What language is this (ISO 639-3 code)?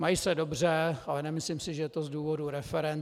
ces